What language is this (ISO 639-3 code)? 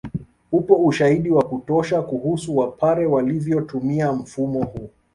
swa